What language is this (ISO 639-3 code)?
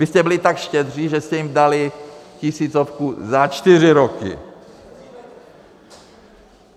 ces